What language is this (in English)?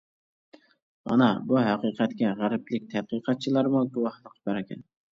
Uyghur